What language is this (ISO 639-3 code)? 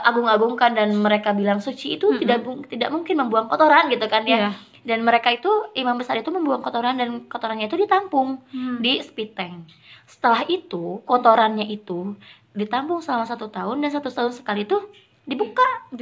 ind